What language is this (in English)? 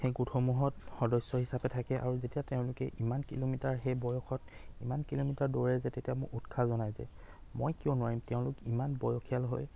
Assamese